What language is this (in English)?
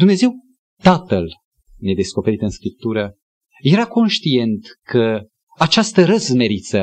Romanian